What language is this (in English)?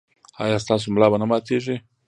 Pashto